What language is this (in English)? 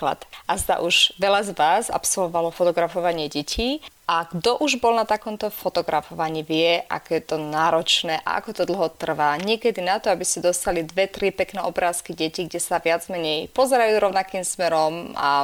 Slovak